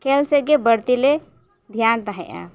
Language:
Santali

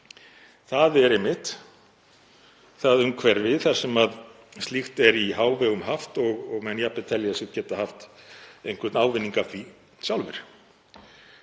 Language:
Icelandic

